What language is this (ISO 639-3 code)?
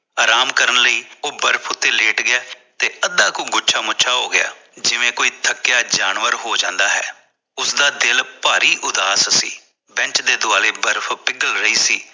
pan